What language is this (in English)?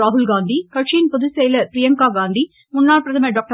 Tamil